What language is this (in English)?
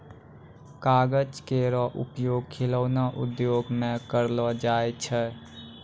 Maithili